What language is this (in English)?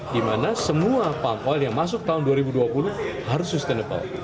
Indonesian